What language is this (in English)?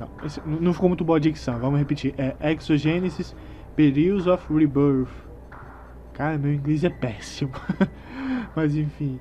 Portuguese